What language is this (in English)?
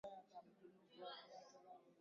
Swahili